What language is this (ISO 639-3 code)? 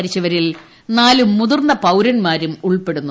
mal